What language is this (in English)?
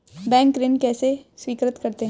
Hindi